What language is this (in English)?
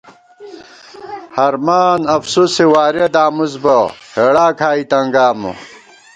Gawar-Bati